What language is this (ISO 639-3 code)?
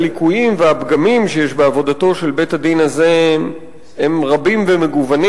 heb